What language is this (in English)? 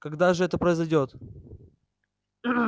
Russian